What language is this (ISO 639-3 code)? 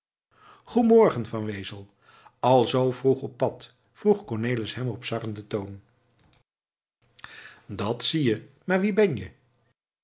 nld